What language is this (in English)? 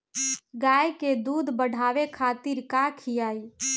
Bhojpuri